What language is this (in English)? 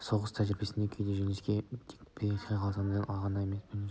Kazakh